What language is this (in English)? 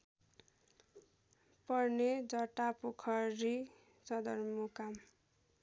Nepali